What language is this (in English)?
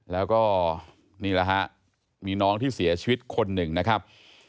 Thai